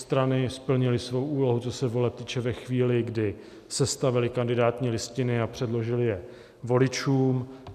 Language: Czech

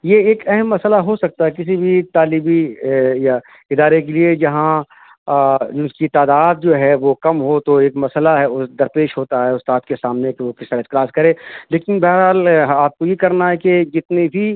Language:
Urdu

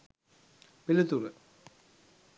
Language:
Sinhala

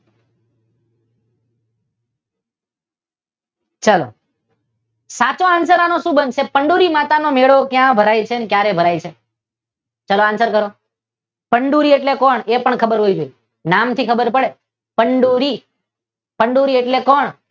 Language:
Gujarati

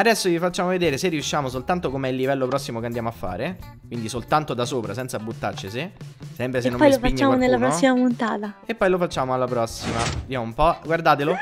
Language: Italian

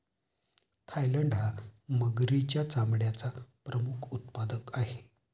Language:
Marathi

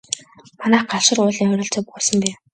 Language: Mongolian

